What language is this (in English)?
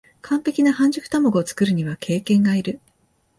Japanese